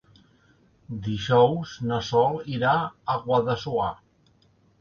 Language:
Catalan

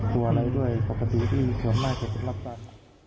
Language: Thai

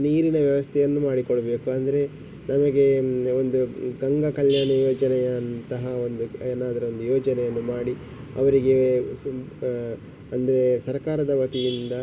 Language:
Kannada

